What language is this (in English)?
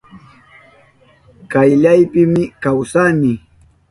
Southern Pastaza Quechua